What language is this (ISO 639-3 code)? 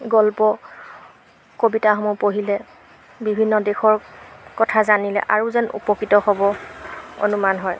asm